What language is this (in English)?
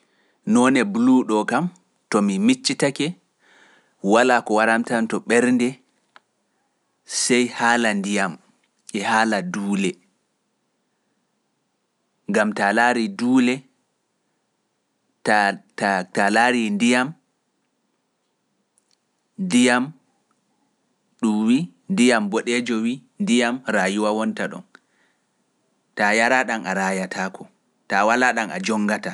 Pular